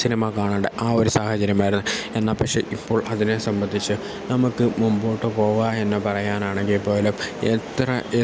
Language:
Malayalam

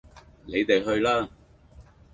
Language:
Cantonese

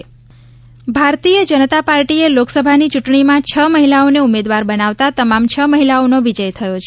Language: Gujarati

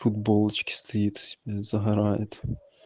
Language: Russian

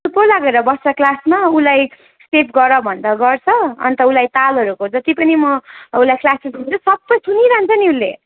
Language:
Nepali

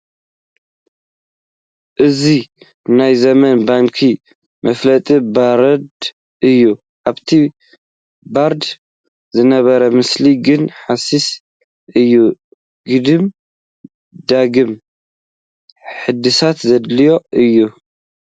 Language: Tigrinya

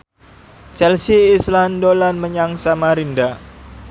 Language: Javanese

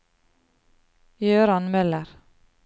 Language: Norwegian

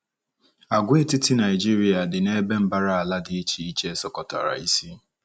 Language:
Igbo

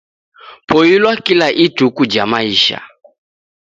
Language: Taita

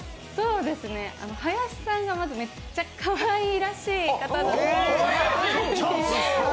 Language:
Japanese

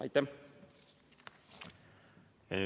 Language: Estonian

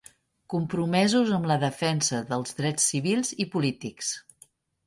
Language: Catalan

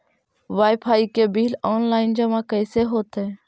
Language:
Magahi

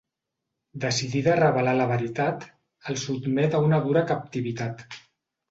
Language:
Catalan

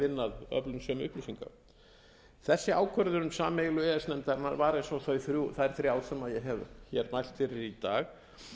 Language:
Icelandic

